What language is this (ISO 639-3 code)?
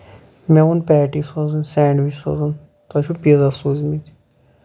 kas